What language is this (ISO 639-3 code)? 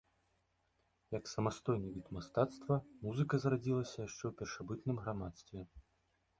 bel